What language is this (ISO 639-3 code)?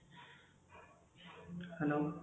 ori